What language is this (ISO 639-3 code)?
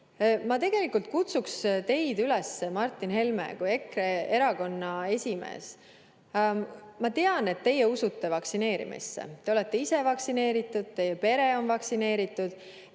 est